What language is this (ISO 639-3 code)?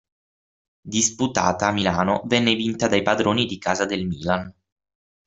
ita